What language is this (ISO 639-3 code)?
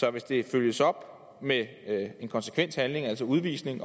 dan